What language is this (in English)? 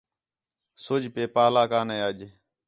Khetrani